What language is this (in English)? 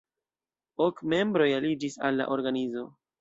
Esperanto